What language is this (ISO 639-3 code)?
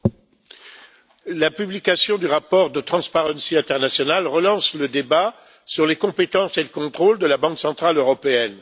fra